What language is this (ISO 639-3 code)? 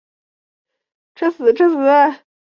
zho